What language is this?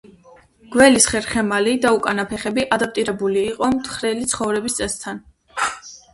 Georgian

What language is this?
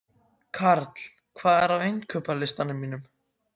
Icelandic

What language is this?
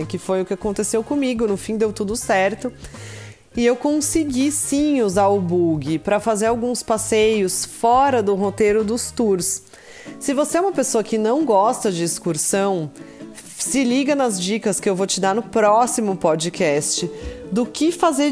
Portuguese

